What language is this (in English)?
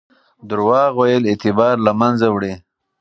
Pashto